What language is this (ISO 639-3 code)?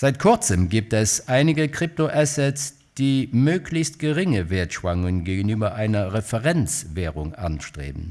deu